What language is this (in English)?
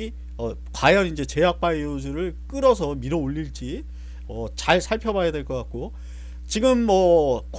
Korean